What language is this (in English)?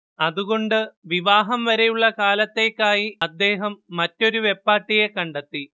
Malayalam